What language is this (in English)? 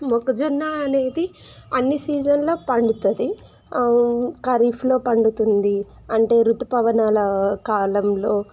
Telugu